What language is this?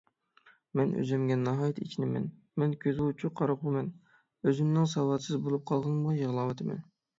Uyghur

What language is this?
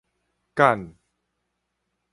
Min Nan Chinese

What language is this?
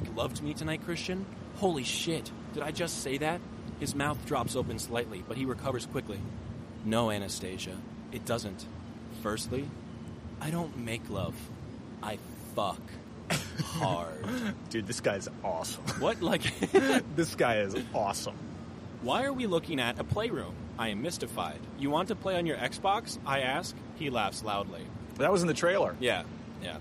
English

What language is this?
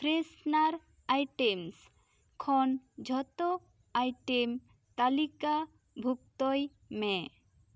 Santali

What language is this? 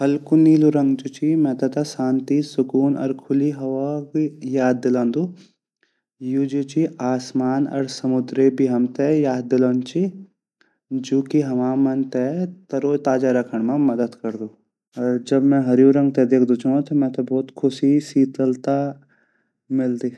Garhwali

